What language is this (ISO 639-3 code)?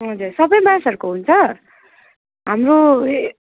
nep